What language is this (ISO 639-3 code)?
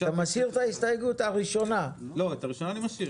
heb